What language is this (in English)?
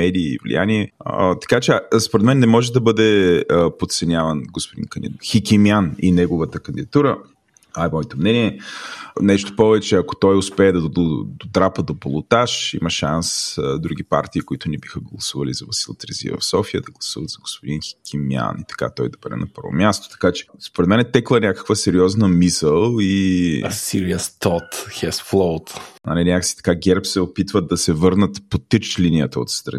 Bulgarian